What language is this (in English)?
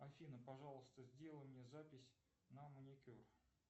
Russian